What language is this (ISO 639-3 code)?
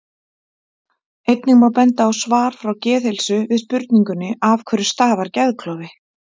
isl